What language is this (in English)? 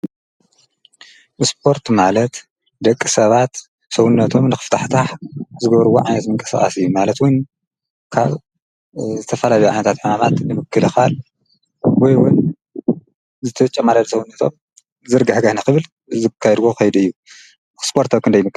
Tigrinya